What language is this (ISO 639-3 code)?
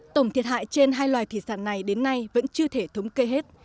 vie